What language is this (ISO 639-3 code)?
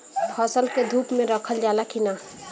bho